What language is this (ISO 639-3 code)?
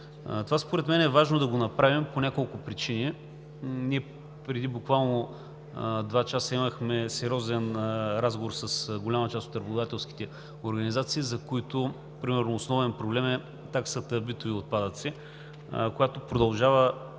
bul